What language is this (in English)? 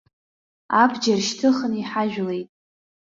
Abkhazian